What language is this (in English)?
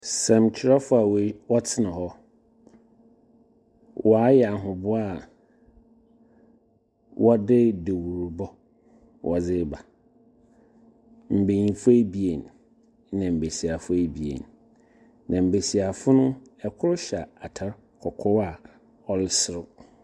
Akan